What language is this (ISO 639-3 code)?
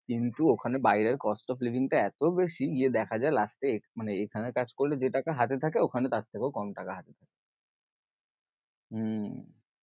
ben